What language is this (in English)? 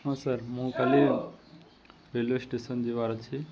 Odia